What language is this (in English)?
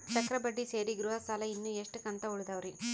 Kannada